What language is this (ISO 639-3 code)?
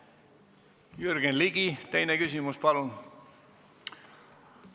est